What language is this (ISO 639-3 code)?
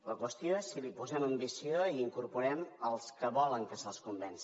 cat